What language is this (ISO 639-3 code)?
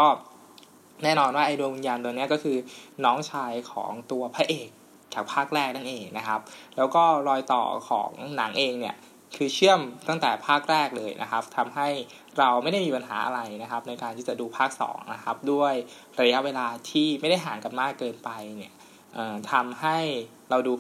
tha